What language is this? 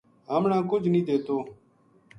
Gujari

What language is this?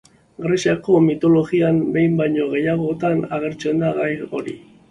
Basque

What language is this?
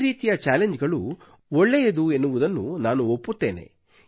Kannada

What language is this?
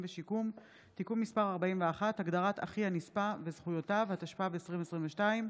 Hebrew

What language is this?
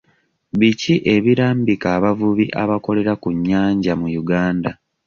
Ganda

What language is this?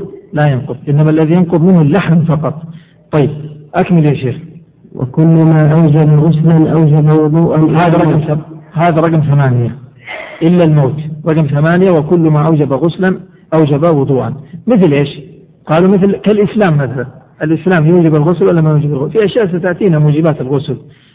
Arabic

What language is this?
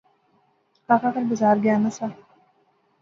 Pahari-Potwari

